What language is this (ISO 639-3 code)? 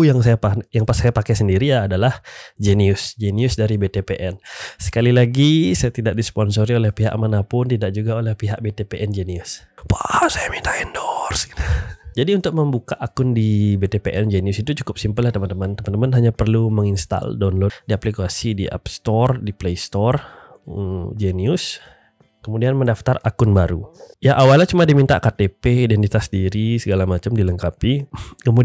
ind